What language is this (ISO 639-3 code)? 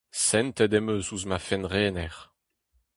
bre